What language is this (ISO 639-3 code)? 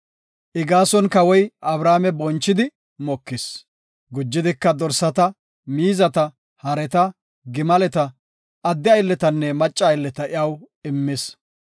gof